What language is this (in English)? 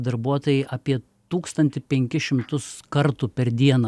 Lithuanian